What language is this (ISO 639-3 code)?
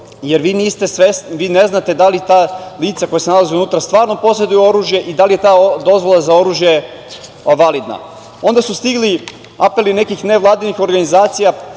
srp